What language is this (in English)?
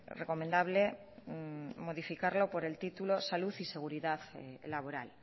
Spanish